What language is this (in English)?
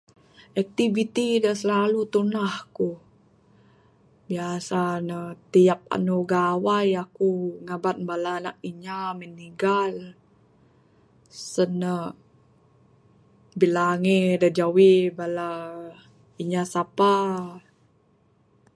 Bukar-Sadung Bidayuh